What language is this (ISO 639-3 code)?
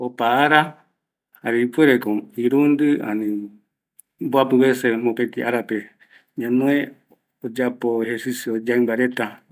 gui